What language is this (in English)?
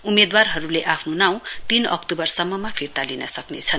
Nepali